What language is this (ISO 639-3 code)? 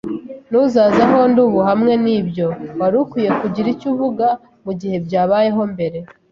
kin